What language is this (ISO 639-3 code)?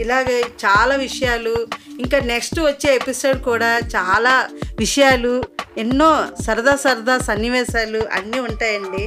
tel